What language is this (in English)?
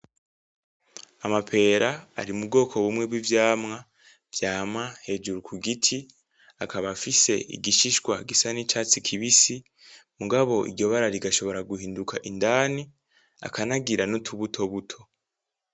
Rundi